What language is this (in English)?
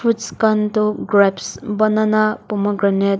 Naga Pidgin